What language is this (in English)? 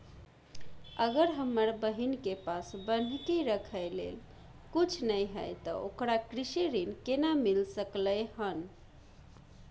Maithili